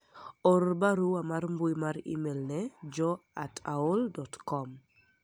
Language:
Luo (Kenya and Tanzania)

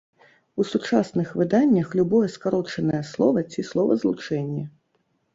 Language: Belarusian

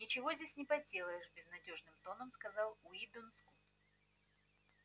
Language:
Russian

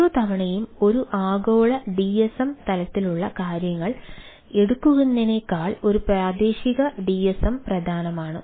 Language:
Malayalam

